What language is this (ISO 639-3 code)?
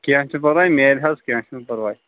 kas